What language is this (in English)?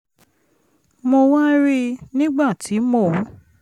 Yoruba